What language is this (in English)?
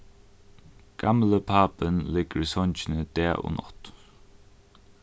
Faroese